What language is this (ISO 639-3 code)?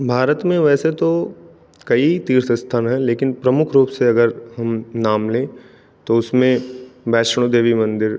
hin